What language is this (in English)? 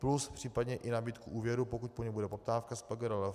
Czech